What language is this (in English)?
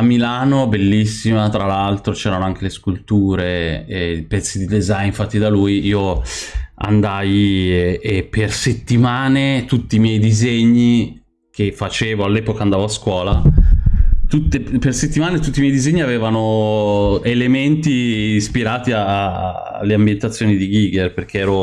Italian